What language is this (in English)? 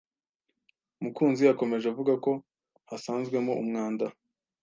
Kinyarwanda